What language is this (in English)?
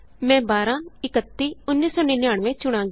Punjabi